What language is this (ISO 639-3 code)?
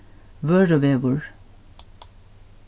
fao